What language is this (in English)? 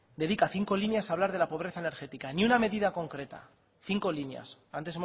Spanish